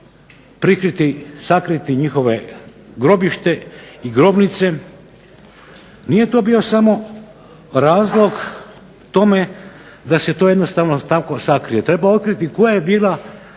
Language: Croatian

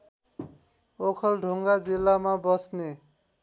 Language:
Nepali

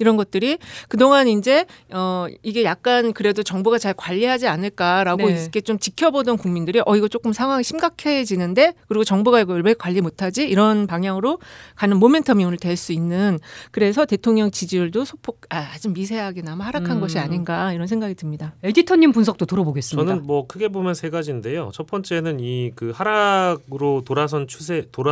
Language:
Korean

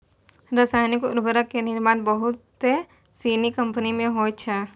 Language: Maithili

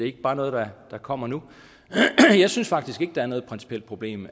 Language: Danish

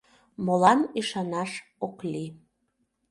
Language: Mari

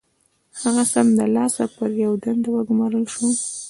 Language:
Pashto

